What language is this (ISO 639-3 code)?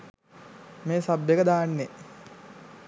sin